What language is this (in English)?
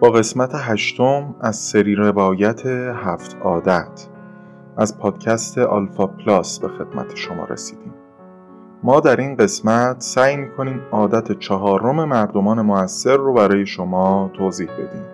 Persian